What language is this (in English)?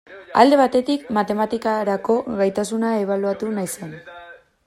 Basque